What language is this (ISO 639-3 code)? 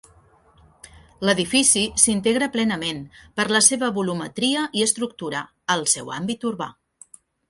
cat